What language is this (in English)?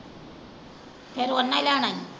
Punjabi